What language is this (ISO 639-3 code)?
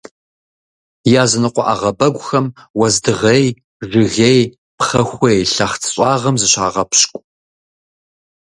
kbd